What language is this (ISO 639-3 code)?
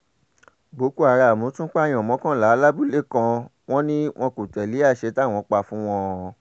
yor